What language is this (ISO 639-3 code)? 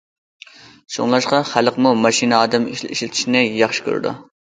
uig